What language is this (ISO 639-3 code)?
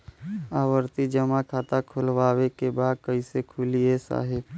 bho